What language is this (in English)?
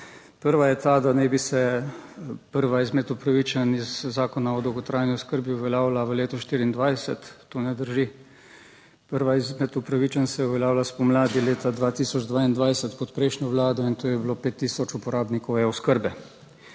Slovenian